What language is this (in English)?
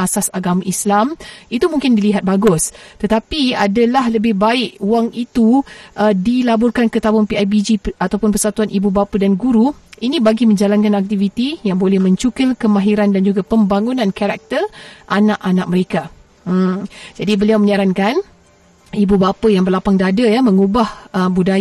Malay